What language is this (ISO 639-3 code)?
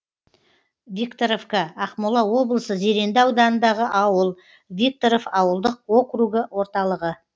kaz